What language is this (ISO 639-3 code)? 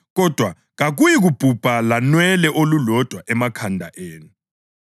nde